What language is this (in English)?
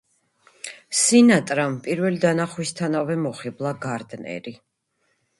Georgian